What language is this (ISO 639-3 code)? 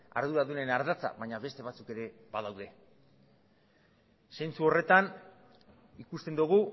eus